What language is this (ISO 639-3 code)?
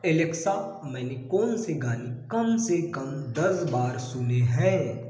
hin